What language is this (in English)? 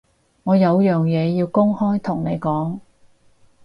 Cantonese